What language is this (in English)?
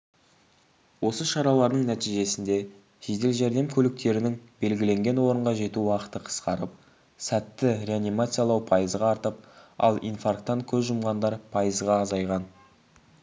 Kazakh